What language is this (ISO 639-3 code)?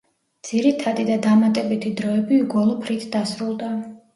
kat